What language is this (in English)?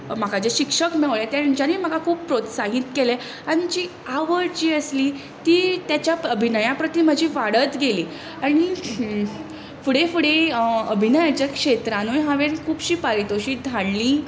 Konkani